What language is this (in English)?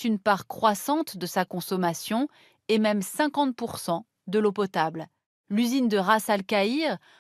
French